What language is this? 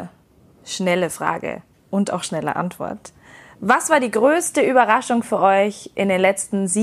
German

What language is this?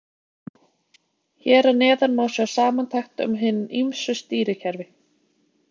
Icelandic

